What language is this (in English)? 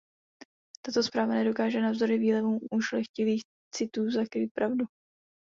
Czech